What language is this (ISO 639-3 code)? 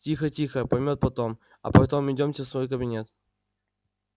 rus